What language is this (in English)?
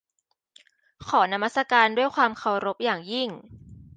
Thai